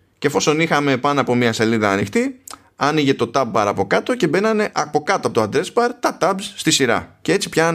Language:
Greek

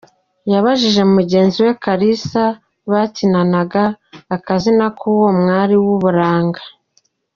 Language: Kinyarwanda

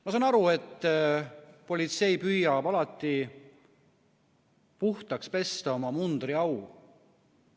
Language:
Estonian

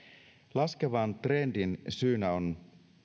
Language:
Finnish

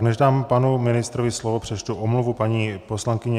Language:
Czech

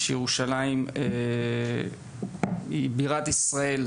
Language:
Hebrew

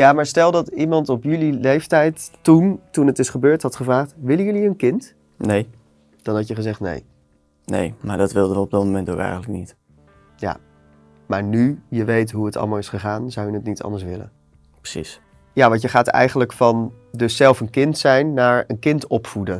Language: Dutch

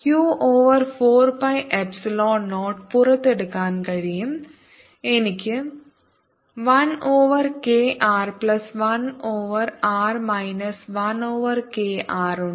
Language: Malayalam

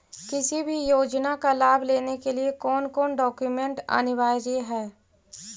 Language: Magahi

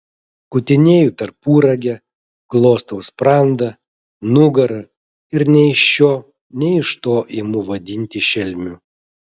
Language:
Lithuanian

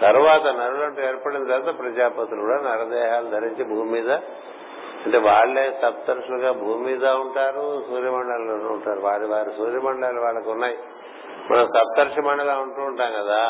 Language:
Telugu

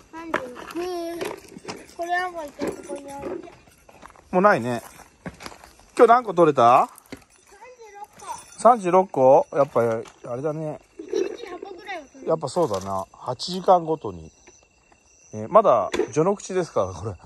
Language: Japanese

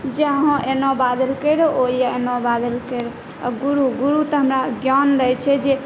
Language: Maithili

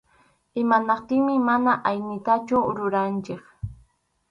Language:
Arequipa-La Unión Quechua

